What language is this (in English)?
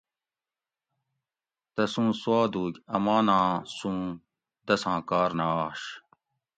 Gawri